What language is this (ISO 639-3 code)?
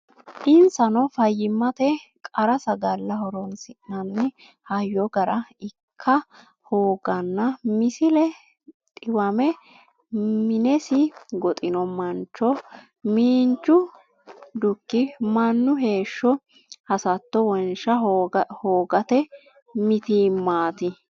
sid